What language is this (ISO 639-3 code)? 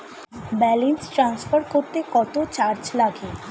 ben